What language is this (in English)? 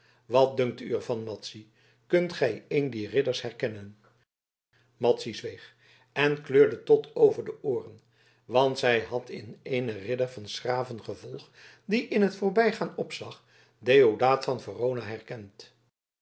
Dutch